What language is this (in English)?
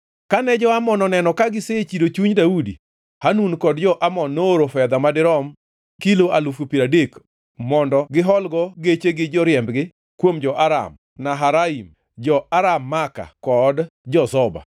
Luo (Kenya and Tanzania)